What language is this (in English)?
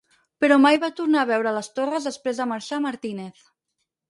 Catalan